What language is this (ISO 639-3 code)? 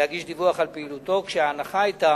heb